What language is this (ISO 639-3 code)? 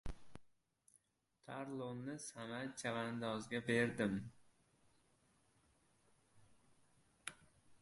uzb